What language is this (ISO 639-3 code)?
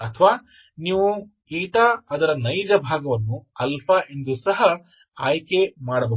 kan